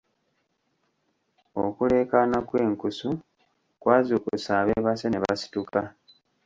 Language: Ganda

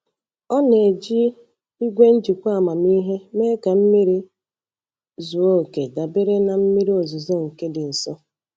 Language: Igbo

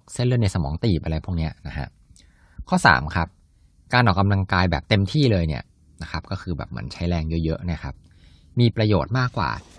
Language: Thai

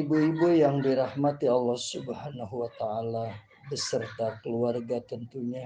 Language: Indonesian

